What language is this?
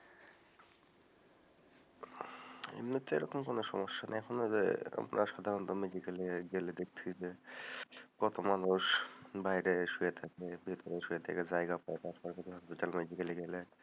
Bangla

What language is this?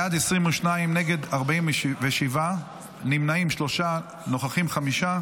Hebrew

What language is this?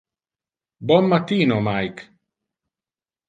Interlingua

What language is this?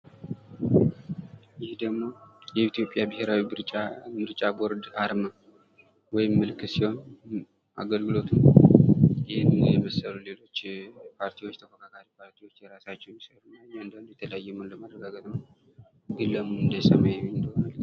Amharic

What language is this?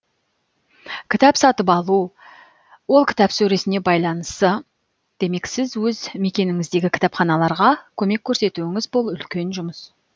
Kazakh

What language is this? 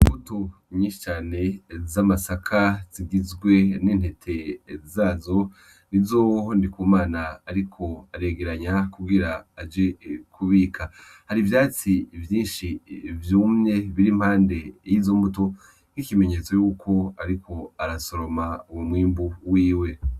Rundi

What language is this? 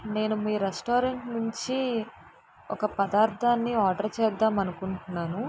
Telugu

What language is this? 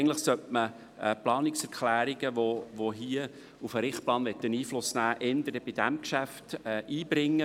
Swiss German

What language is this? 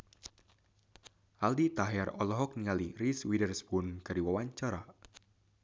Sundanese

